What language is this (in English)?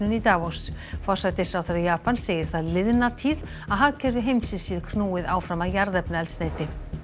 Icelandic